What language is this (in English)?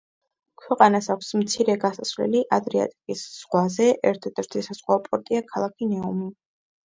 Georgian